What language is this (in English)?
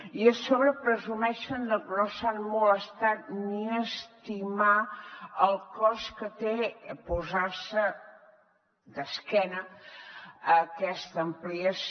Catalan